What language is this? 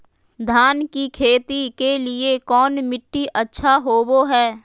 Magahi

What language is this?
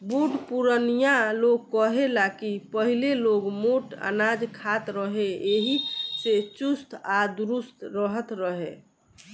Bhojpuri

